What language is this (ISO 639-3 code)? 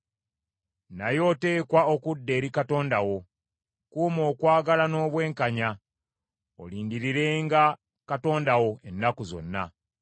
lug